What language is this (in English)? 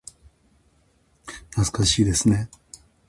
Japanese